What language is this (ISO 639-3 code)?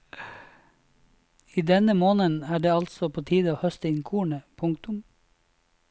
nor